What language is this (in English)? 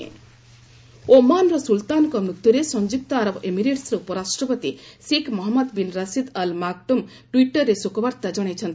Odia